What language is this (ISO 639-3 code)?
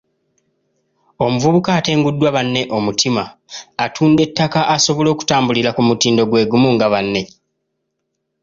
lug